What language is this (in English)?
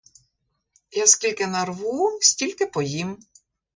Ukrainian